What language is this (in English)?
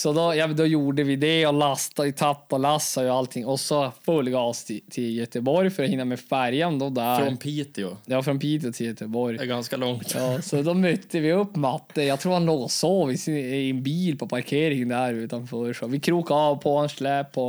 Swedish